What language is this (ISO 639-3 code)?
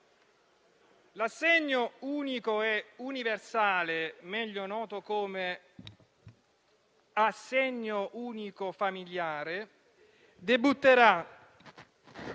ita